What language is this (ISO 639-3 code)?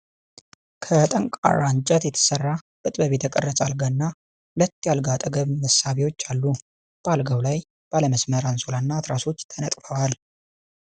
amh